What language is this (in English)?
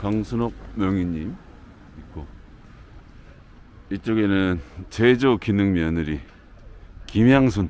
Korean